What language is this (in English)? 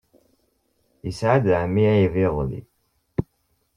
Kabyle